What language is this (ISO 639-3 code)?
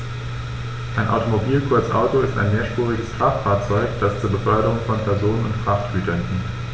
deu